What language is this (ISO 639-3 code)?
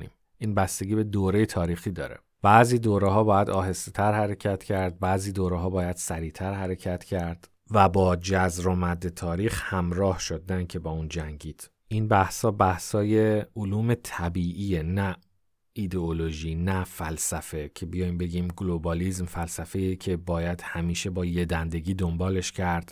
fas